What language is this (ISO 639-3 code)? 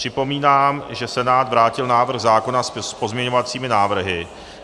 ces